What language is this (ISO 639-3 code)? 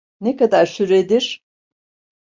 tur